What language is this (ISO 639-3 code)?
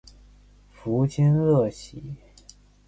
zho